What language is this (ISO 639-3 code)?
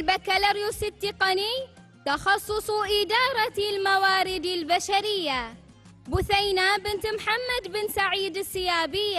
ara